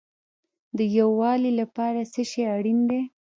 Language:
Pashto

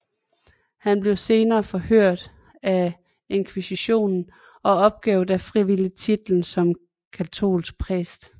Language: Danish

